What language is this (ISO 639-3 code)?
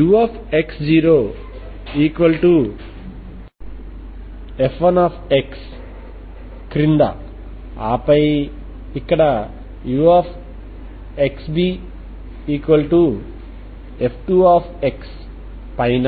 tel